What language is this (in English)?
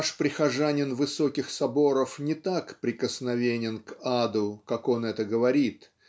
Russian